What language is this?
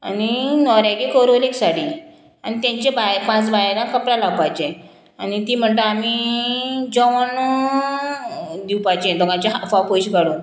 Konkani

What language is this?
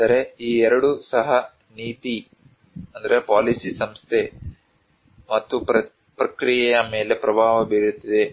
Kannada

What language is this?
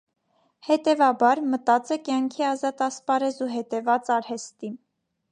Armenian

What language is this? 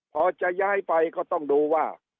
Thai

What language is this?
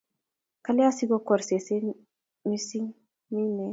Kalenjin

